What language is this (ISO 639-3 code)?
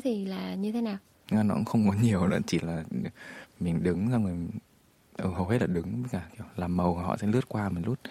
vie